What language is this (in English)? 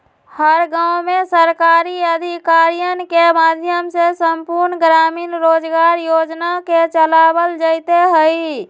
Magahi